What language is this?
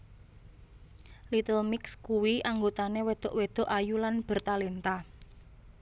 Javanese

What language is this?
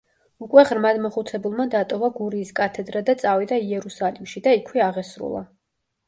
Georgian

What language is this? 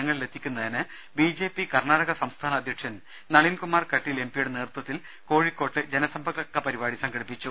Malayalam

